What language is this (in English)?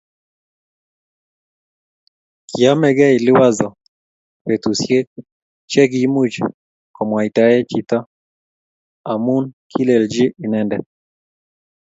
Kalenjin